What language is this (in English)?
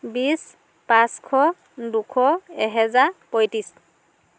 Assamese